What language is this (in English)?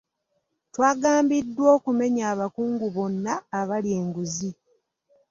Ganda